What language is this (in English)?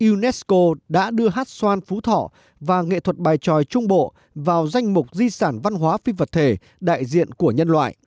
Vietnamese